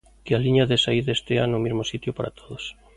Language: Galician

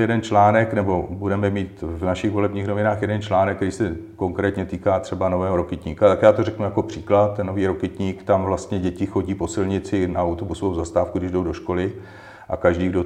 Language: Czech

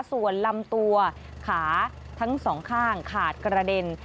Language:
Thai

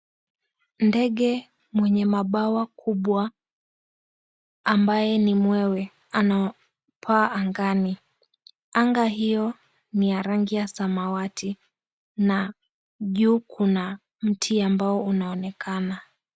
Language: Swahili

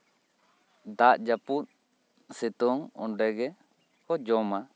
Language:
Santali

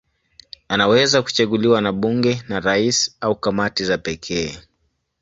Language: Swahili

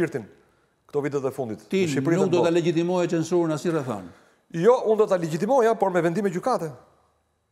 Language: English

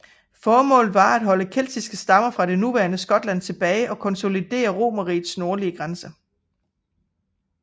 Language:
Danish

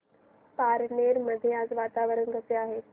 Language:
Marathi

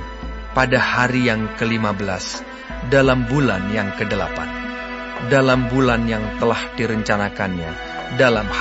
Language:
Indonesian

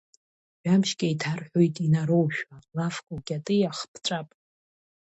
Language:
Abkhazian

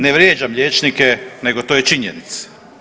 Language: Croatian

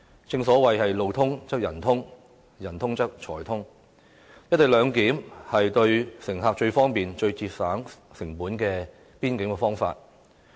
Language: Cantonese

